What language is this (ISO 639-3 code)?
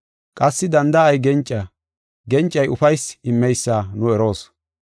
gof